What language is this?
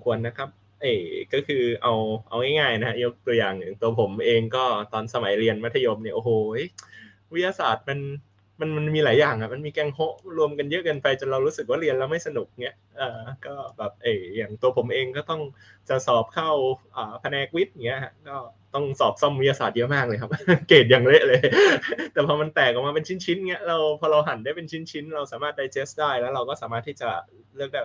Thai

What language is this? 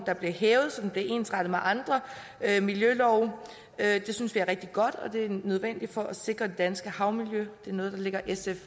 Danish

